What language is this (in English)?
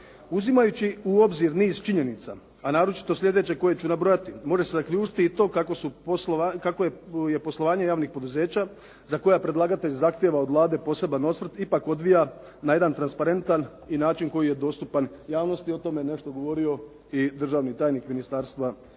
Croatian